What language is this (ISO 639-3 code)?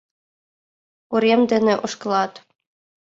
chm